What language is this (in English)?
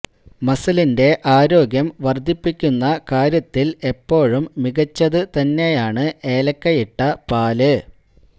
Malayalam